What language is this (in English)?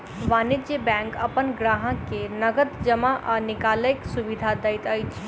Maithili